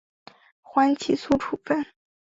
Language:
Chinese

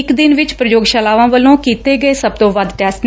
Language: Punjabi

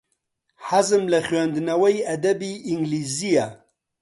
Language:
Central Kurdish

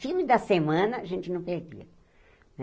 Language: Portuguese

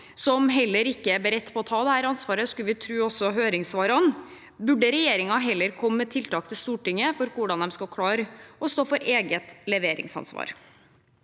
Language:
Norwegian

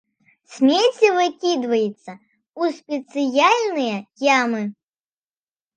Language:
Belarusian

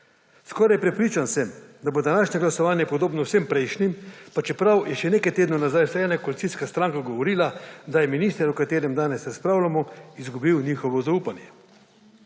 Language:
Slovenian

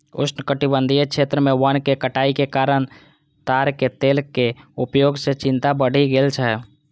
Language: Maithili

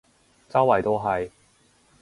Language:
Cantonese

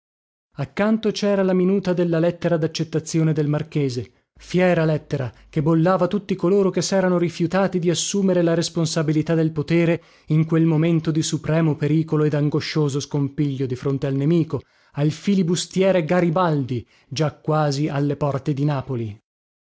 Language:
Italian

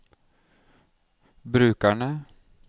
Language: Norwegian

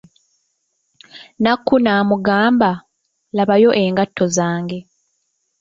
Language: Ganda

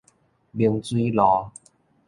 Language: Min Nan Chinese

